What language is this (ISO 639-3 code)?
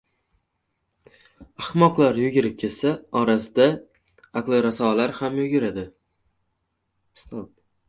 uzb